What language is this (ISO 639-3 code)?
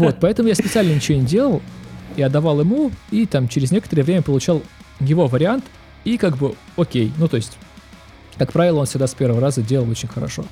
rus